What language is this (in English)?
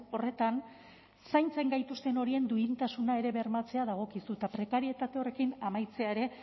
Basque